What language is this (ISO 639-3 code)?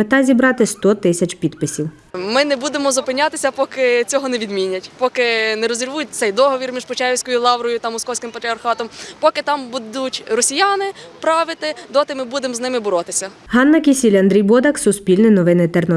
ukr